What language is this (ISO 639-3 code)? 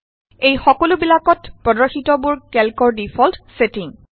asm